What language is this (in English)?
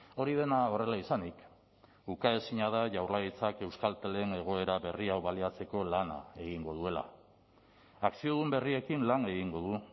Basque